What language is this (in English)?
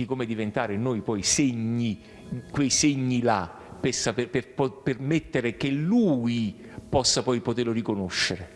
Italian